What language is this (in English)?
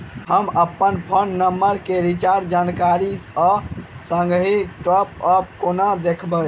Maithili